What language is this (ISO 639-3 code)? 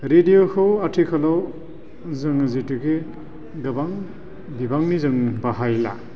brx